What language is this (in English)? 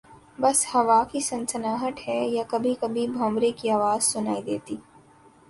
Urdu